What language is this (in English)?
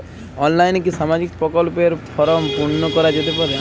Bangla